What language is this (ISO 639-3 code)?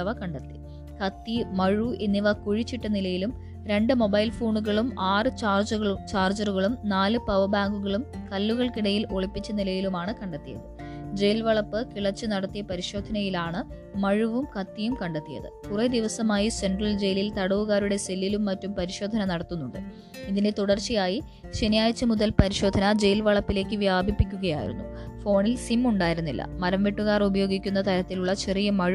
mal